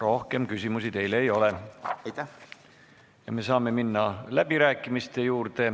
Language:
Estonian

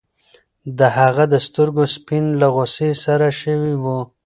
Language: Pashto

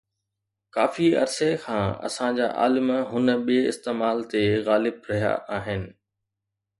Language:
Sindhi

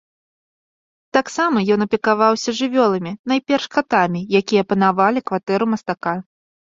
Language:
Belarusian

